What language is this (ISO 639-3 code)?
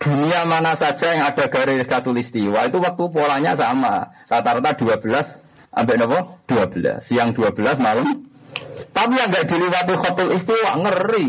msa